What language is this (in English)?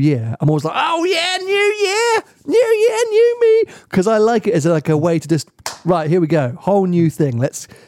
English